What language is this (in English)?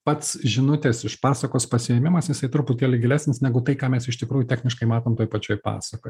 Lithuanian